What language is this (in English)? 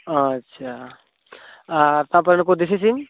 Santali